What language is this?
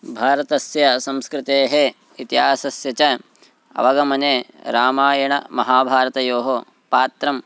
Sanskrit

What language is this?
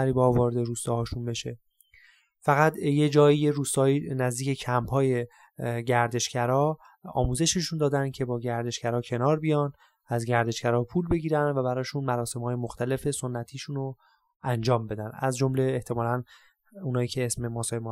Persian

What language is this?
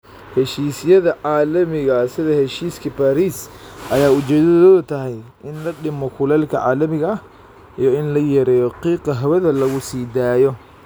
Somali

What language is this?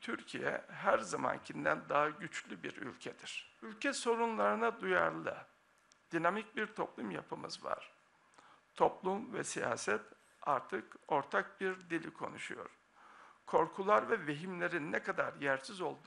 Turkish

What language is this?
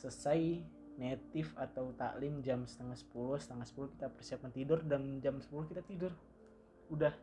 Indonesian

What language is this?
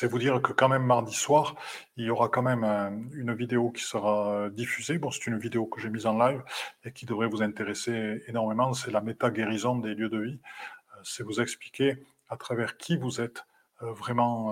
French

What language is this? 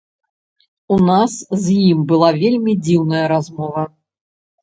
Belarusian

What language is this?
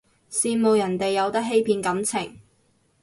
Cantonese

